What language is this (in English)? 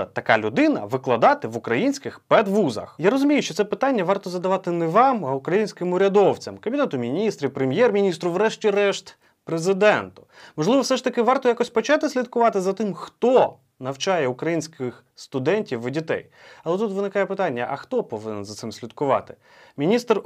Ukrainian